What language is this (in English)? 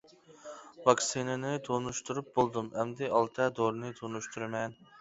Uyghur